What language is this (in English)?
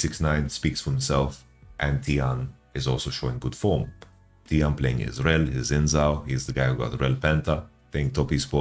English